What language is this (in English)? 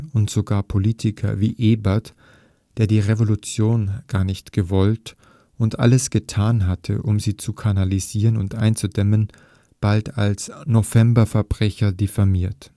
German